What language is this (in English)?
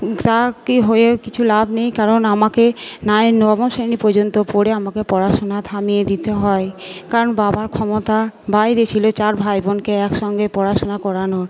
Bangla